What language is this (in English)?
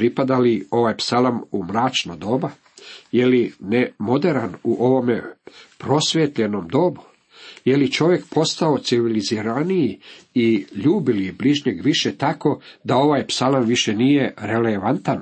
Croatian